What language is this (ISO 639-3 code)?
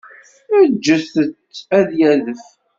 kab